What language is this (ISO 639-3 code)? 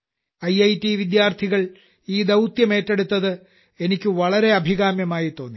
mal